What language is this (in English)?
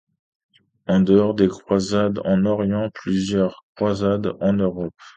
French